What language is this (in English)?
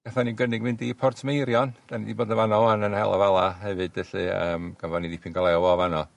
Welsh